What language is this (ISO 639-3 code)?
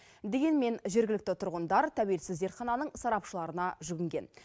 kaz